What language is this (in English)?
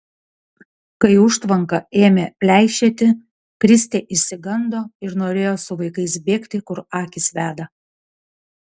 Lithuanian